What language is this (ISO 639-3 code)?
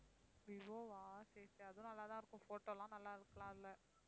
tam